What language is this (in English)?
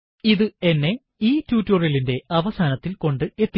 Malayalam